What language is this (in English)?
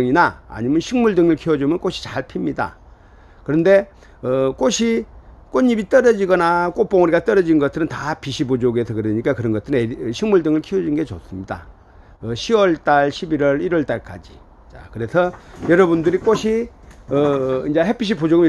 Korean